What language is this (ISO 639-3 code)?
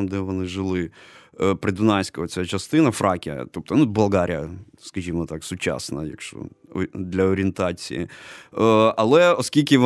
ukr